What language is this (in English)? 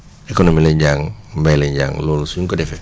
Wolof